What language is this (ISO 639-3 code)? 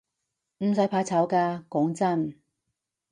yue